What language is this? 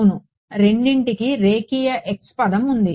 Telugu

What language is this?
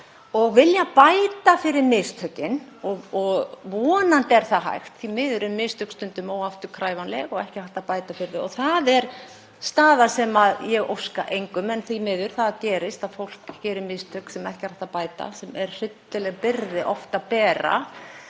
Icelandic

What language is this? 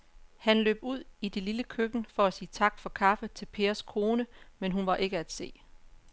Danish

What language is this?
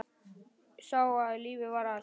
Icelandic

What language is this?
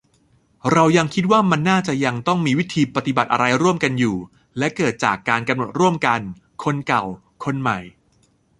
Thai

